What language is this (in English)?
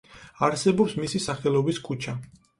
Georgian